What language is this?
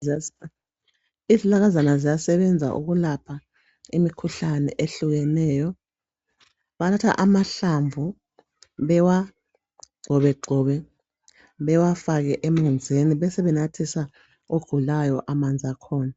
North Ndebele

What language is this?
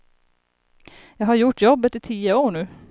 Swedish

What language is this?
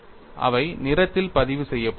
Tamil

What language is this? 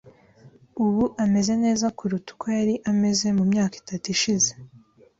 Kinyarwanda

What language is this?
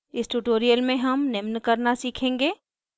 Hindi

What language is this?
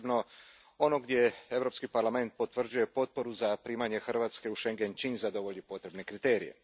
Croatian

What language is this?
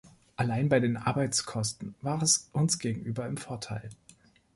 German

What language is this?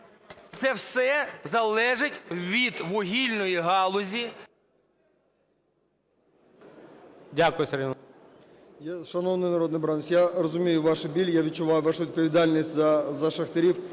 Ukrainian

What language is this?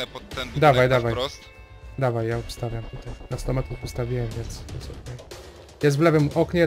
Polish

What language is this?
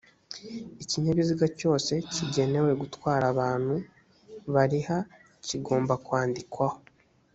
Kinyarwanda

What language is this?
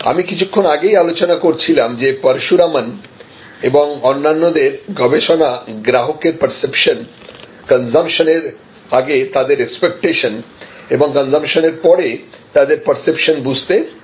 Bangla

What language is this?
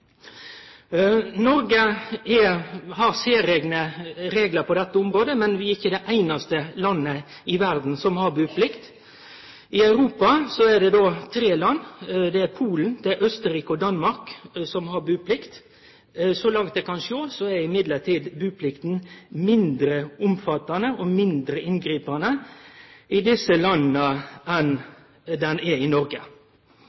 Norwegian Nynorsk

